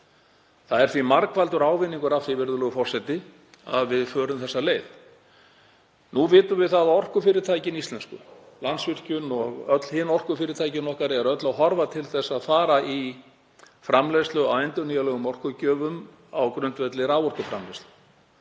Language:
Icelandic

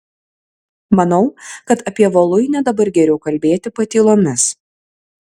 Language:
Lithuanian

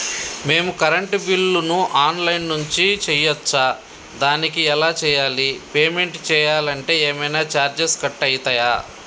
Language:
Telugu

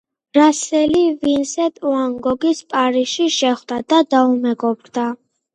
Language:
Georgian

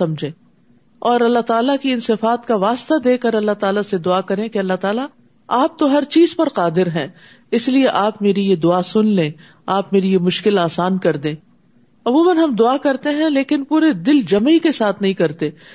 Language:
Urdu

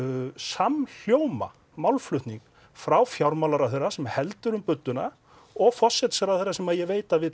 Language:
Icelandic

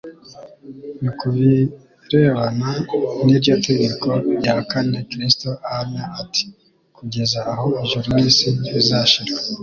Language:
Kinyarwanda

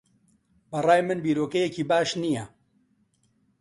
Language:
Central Kurdish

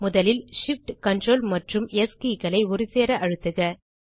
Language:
Tamil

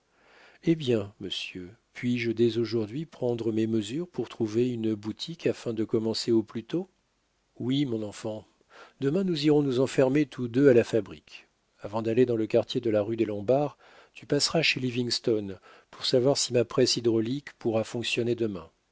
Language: French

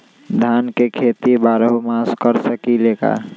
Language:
Magahi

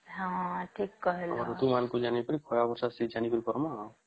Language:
Odia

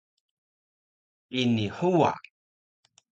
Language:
Taroko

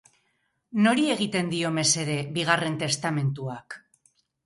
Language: Basque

